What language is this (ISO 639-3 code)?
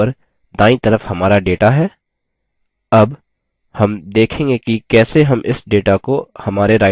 hin